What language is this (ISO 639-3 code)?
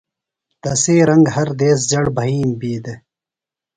phl